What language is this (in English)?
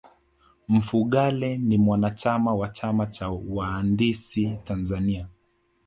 Swahili